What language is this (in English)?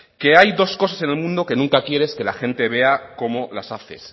Spanish